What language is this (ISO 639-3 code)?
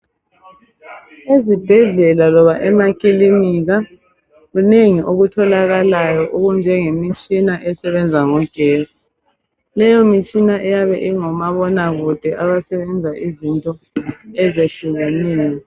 nde